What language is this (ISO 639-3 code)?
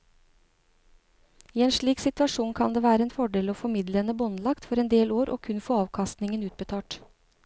nor